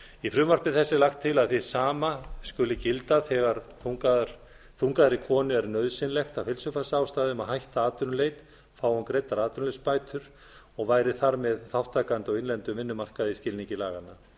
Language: Icelandic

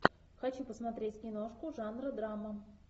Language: Russian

